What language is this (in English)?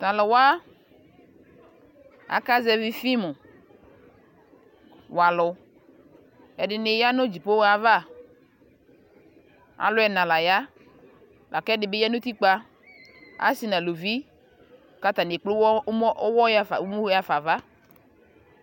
Ikposo